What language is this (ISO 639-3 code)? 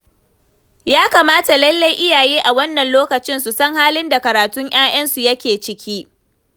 hau